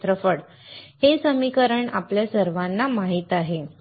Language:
Marathi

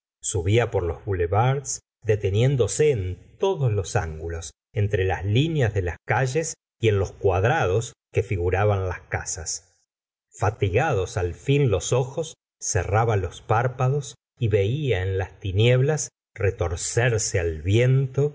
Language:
Spanish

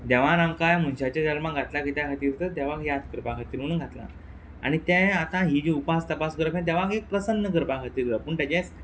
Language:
Konkani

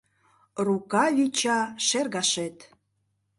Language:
Mari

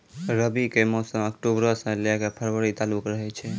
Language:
Maithili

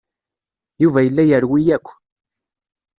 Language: Kabyle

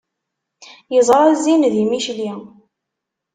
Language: Kabyle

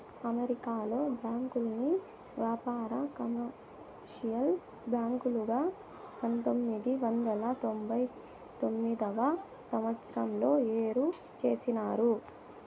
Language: Telugu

